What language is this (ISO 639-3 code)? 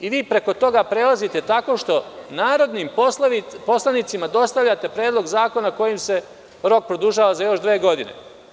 srp